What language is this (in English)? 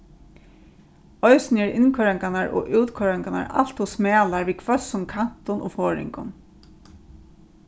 Faroese